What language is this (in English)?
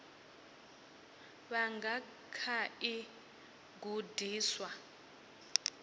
Venda